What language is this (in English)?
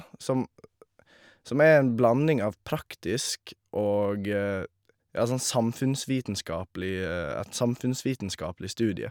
Norwegian